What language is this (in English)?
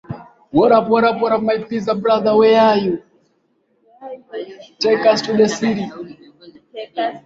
Swahili